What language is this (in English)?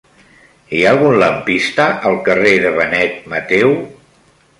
Catalan